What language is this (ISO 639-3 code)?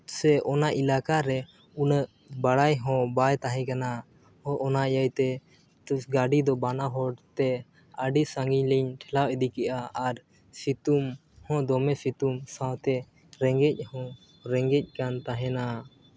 sat